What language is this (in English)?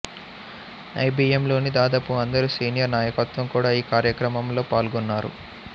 Telugu